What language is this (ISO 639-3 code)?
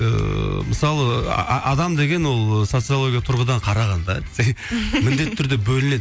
kaz